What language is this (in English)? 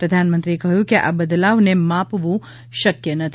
Gujarati